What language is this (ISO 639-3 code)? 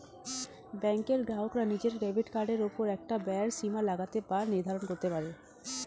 ben